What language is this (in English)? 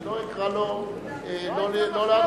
Hebrew